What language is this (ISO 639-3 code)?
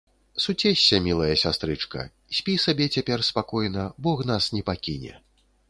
bel